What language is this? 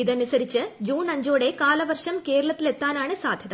Malayalam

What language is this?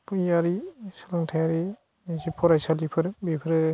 Bodo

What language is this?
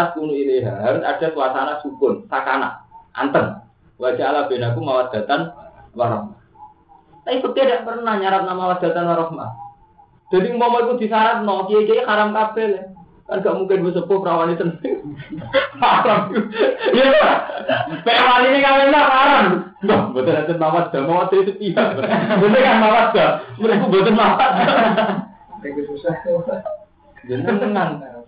Indonesian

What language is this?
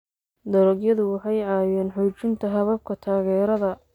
Somali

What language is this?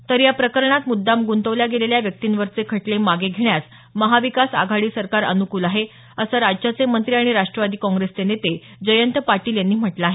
Marathi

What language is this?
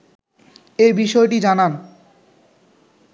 Bangla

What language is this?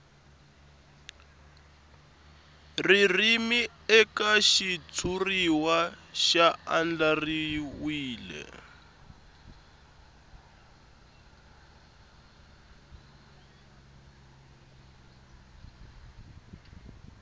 Tsonga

